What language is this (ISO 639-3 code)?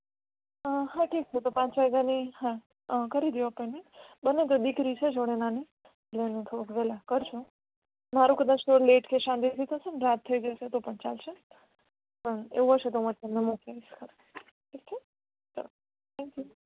guj